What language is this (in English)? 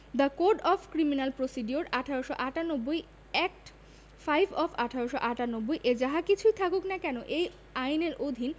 Bangla